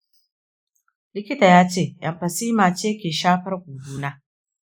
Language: Hausa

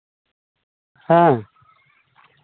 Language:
Santali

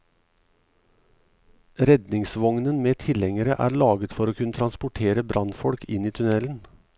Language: Norwegian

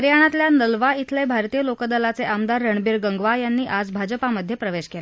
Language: Marathi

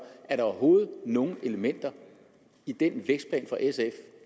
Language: Danish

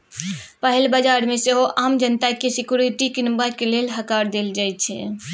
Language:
Maithili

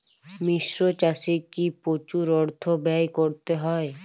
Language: Bangla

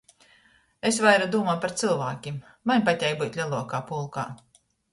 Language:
Latgalian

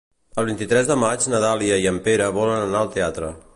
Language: Catalan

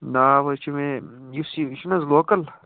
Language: Kashmiri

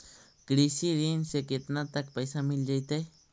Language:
Magahi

